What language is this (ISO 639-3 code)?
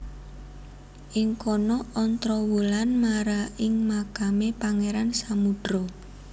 jav